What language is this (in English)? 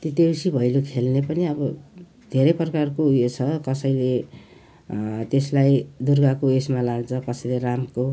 Nepali